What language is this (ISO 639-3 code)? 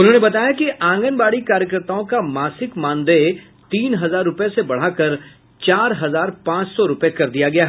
hin